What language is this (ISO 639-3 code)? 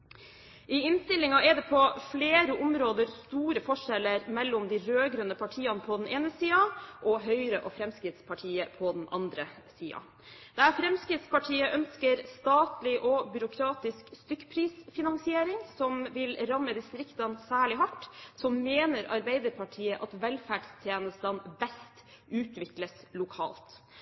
nob